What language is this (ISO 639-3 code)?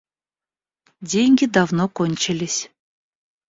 rus